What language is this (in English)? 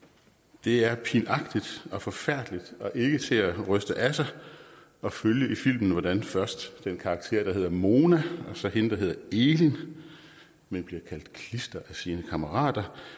Danish